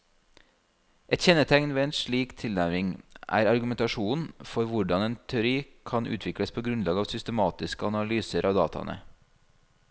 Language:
Norwegian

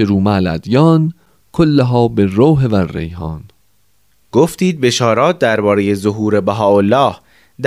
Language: Persian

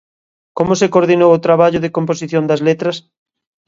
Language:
Galician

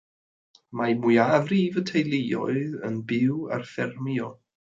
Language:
Welsh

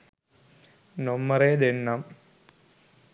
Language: Sinhala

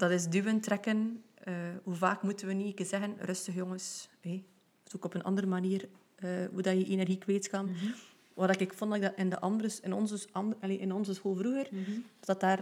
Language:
Dutch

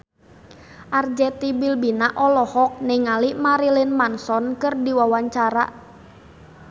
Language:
Sundanese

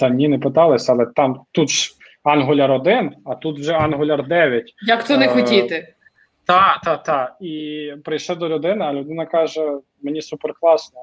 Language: Ukrainian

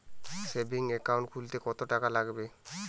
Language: Bangla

